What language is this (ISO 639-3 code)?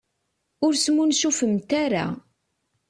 kab